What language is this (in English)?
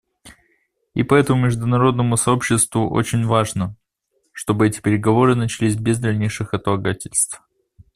Russian